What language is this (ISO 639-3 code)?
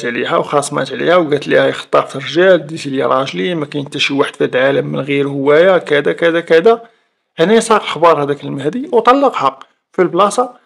ara